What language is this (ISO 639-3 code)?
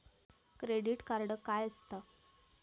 mar